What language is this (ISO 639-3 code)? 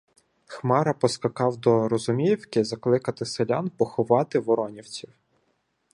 ukr